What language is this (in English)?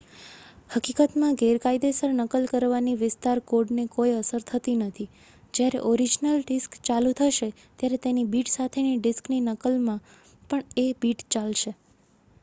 Gujarati